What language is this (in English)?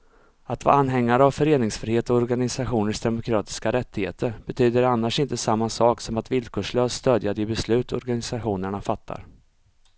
Swedish